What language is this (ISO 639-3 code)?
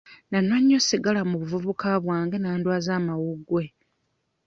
lug